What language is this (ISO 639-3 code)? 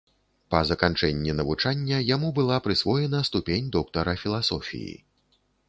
bel